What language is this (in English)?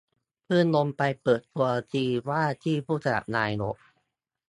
Thai